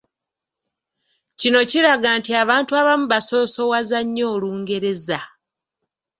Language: Ganda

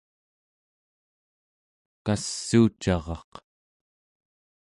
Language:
Central Yupik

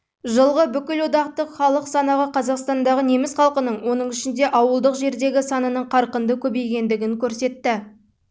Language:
Kazakh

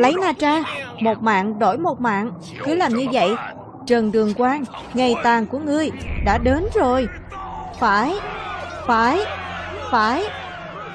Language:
Vietnamese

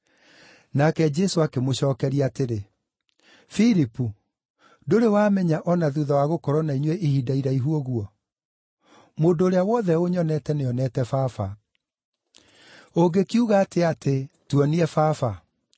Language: Kikuyu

